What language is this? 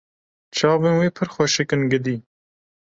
Kurdish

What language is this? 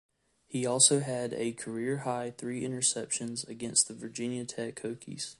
English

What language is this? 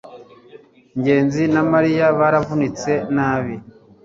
Kinyarwanda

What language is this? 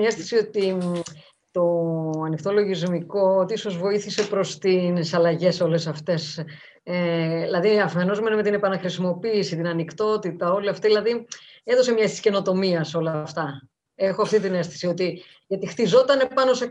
Greek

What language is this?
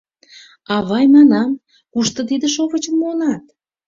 Mari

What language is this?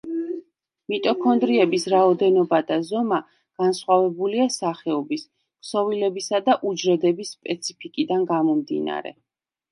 Georgian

